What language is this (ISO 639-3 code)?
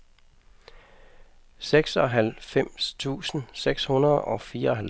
dan